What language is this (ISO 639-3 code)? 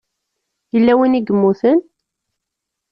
kab